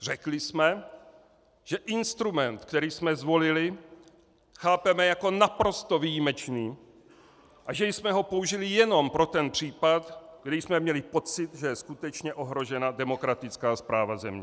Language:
Czech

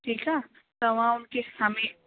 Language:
Sindhi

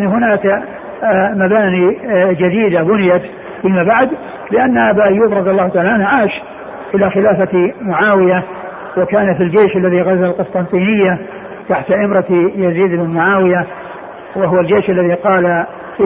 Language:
Arabic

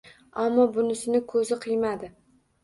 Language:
Uzbek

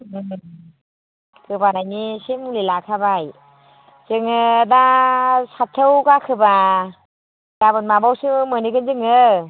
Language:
Bodo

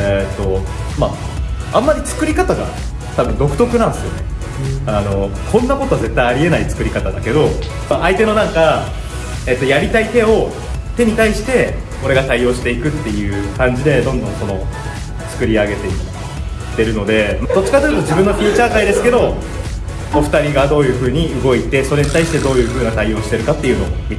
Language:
Japanese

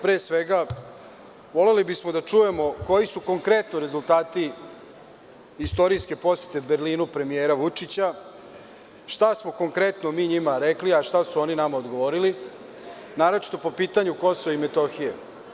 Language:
Serbian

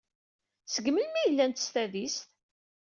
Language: Kabyle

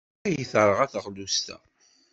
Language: Kabyle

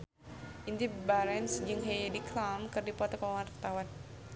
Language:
Sundanese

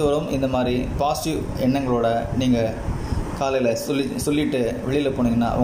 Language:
Tamil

